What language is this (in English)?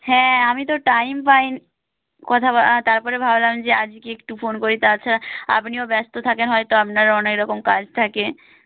Bangla